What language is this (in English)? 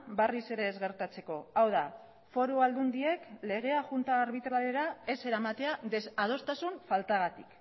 Basque